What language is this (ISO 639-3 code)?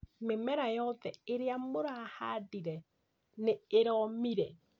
kik